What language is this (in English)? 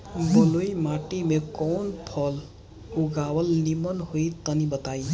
Bhojpuri